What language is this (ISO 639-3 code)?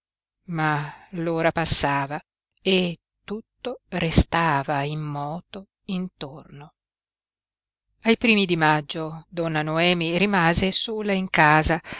ita